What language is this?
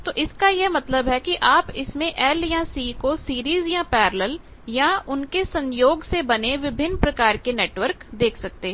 Hindi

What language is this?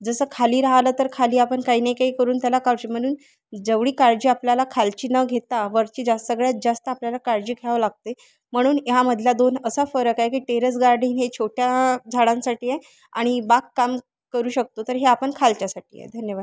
Marathi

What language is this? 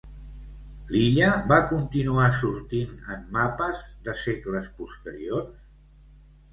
Catalan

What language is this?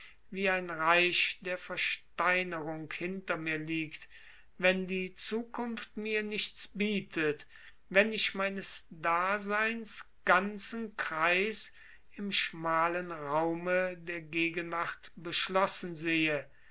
German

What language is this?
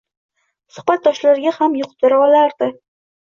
Uzbek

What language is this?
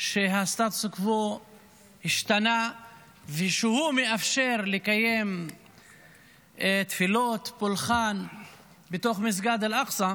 Hebrew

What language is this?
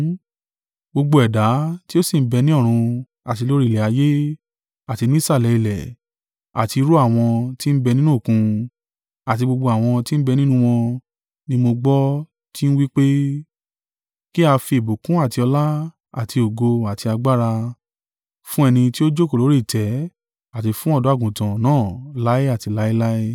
Yoruba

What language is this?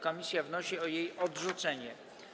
Polish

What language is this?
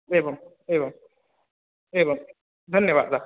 Sanskrit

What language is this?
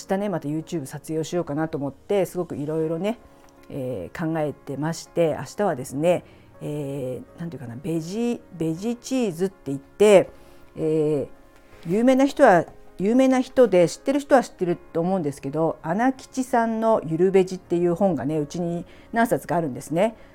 Japanese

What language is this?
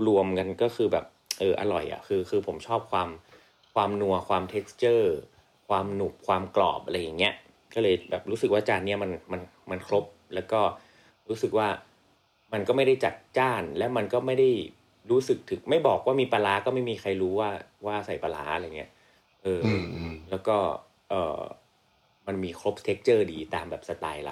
Thai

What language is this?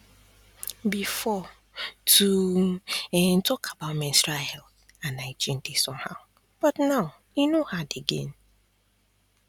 Nigerian Pidgin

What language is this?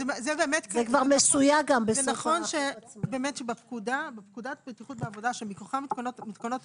Hebrew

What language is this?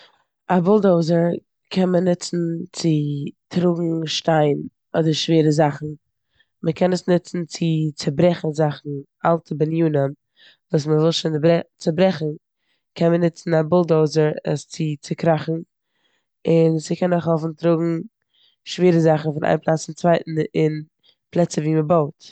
Yiddish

